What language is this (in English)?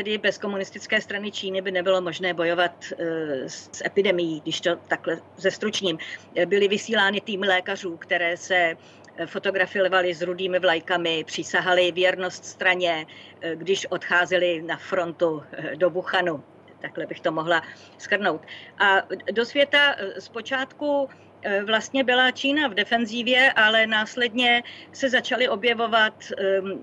Czech